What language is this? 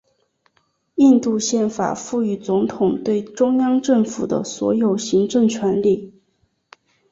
Chinese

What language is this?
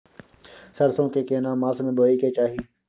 Maithili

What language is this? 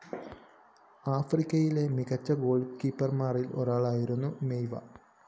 Malayalam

